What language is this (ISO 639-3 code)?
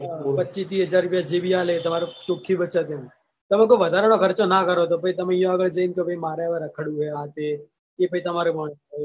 guj